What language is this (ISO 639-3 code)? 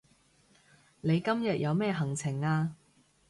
yue